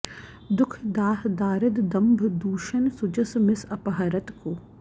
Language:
Sanskrit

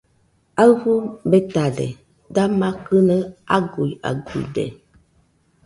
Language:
Nüpode Huitoto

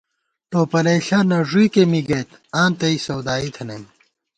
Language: Gawar-Bati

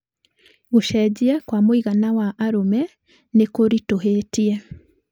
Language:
Kikuyu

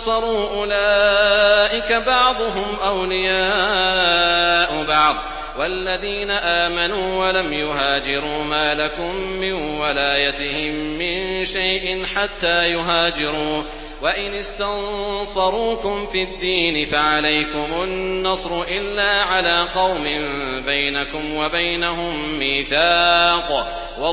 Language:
Arabic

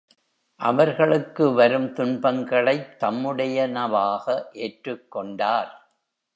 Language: Tamil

